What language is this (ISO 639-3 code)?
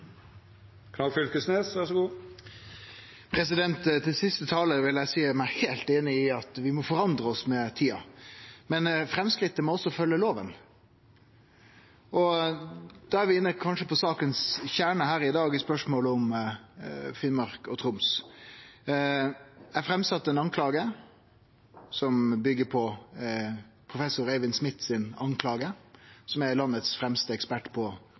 nno